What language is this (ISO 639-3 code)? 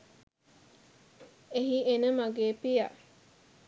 sin